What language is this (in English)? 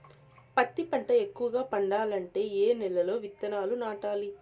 Telugu